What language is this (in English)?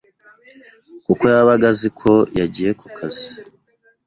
Kinyarwanda